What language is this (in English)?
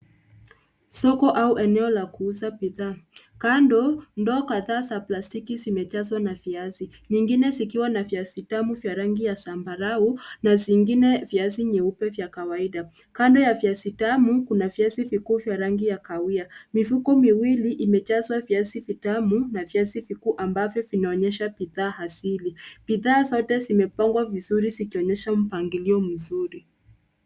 Swahili